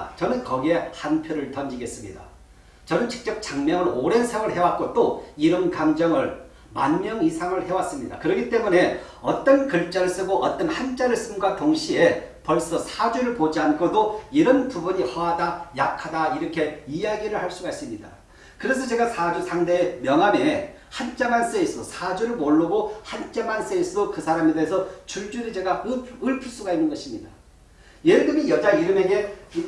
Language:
Korean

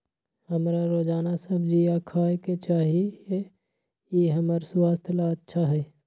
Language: Magahi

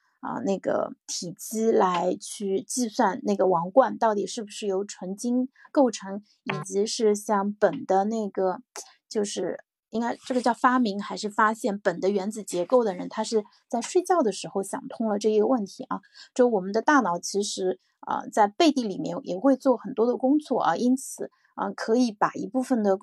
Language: Chinese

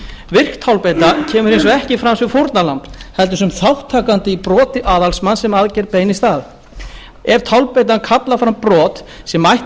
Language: Icelandic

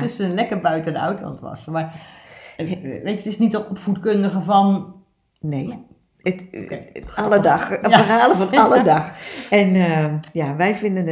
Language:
Dutch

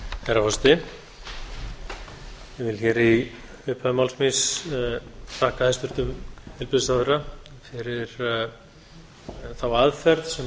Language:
Icelandic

